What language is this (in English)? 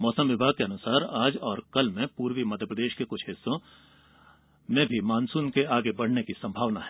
Hindi